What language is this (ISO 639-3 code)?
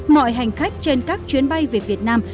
vie